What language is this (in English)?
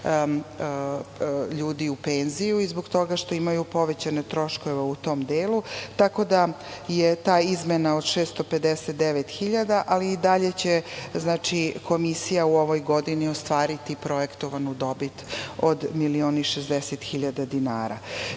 Serbian